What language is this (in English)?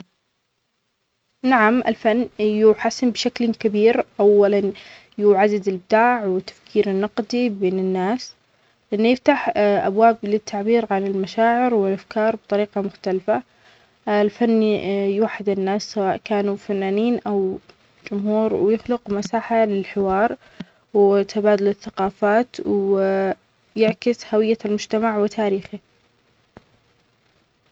Omani Arabic